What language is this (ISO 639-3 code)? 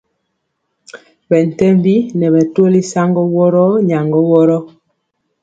mcx